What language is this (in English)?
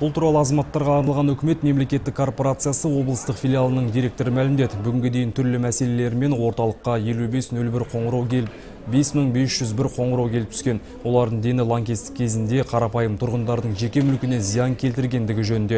Turkish